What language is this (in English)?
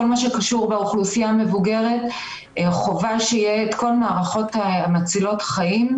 Hebrew